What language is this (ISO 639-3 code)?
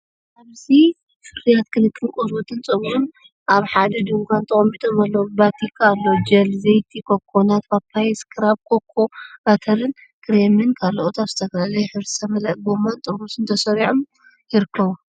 tir